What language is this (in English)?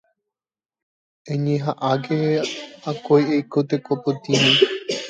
Guarani